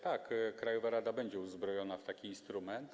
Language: Polish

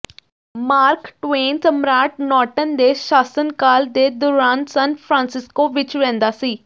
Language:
Punjabi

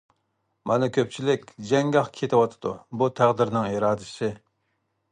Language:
Uyghur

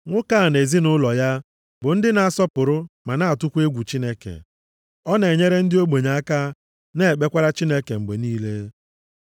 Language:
Igbo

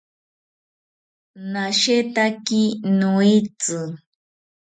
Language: South Ucayali Ashéninka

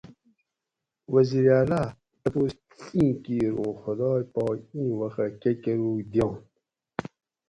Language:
Gawri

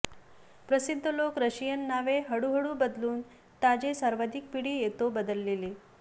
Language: Marathi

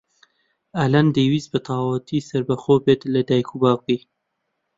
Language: Central Kurdish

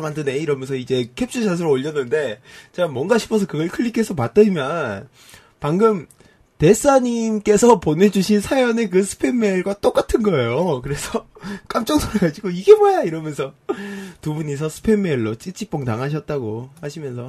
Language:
Korean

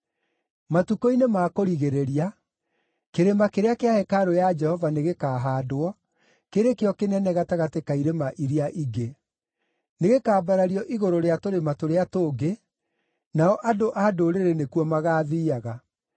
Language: Kikuyu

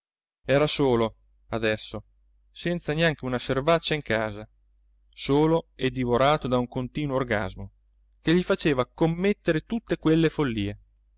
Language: Italian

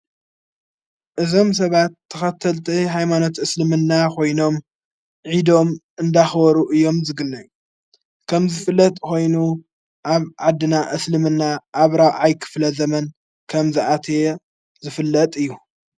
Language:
Tigrinya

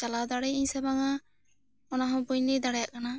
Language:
Santali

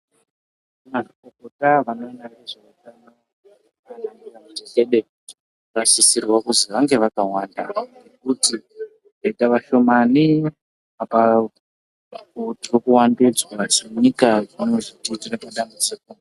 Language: Ndau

